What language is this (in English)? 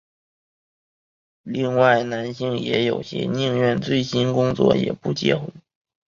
Chinese